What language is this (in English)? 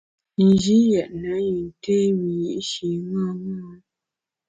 Bamun